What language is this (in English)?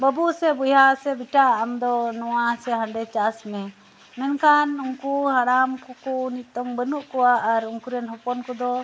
Santali